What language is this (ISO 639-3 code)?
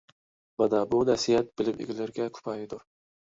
uig